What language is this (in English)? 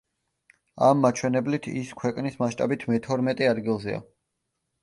Georgian